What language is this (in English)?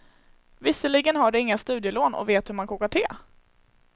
Swedish